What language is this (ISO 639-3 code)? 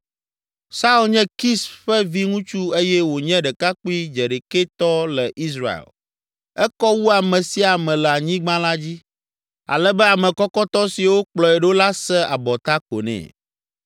ewe